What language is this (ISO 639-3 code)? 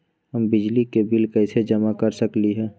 mag